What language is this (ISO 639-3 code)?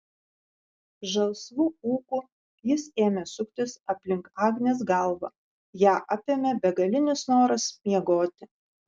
lit